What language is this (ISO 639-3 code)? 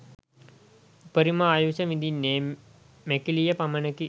sin